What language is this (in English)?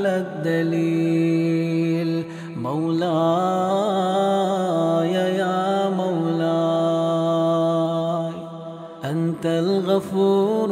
Arabic